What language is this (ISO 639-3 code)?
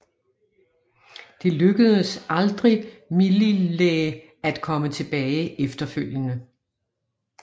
dan